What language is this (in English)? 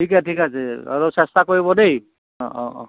Assamese